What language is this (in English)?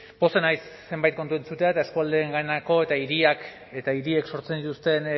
Basque